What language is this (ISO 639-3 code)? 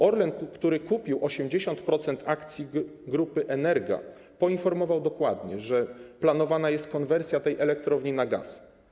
pol